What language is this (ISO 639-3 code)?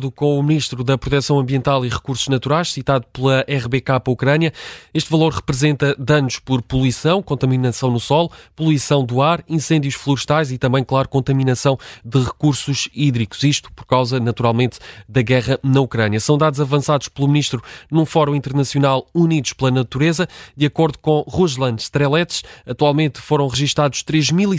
por